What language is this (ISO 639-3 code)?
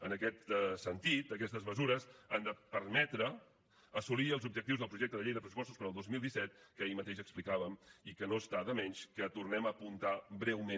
cat